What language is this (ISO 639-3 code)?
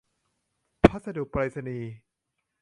tha